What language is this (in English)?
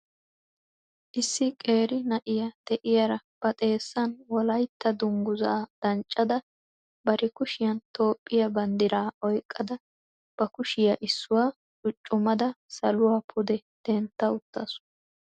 Wolaytta